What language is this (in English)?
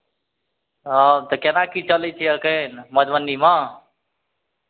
Maithili